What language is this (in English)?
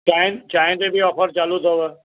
Sindhi